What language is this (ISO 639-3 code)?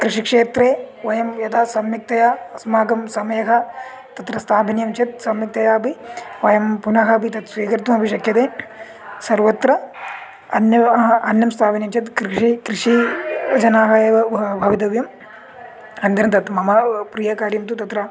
san